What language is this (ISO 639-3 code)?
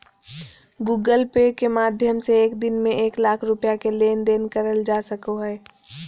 mag